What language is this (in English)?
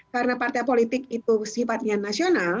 Indonesian